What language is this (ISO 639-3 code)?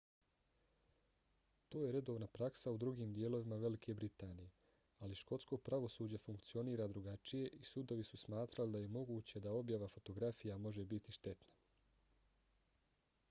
bos